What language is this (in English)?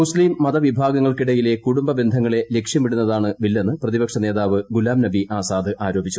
Malayalam